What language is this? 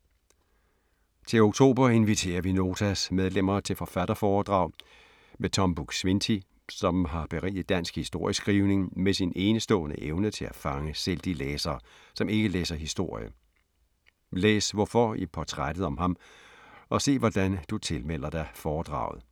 Danish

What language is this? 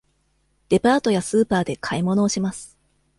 Japanese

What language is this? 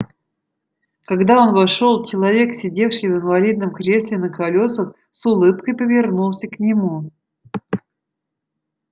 Russian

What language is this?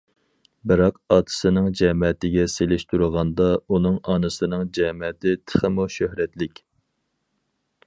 Uyghur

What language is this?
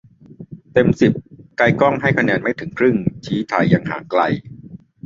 Thai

